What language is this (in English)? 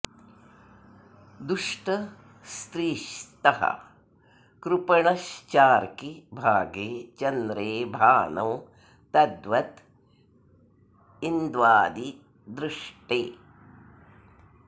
Sanskrit